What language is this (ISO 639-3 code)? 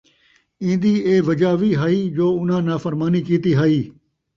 skr